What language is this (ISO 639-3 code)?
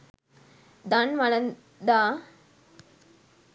sin